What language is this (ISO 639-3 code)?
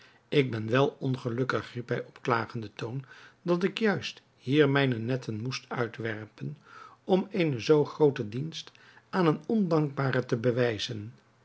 nld